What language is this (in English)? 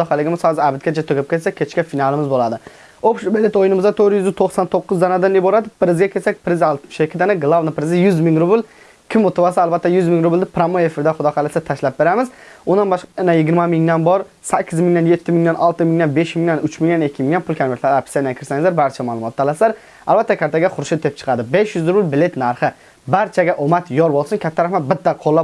Turkish